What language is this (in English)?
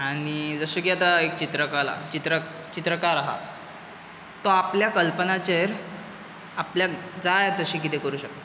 Konkani